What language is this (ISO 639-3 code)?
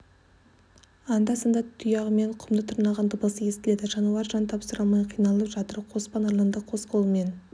kaz